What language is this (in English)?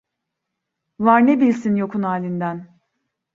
Turkish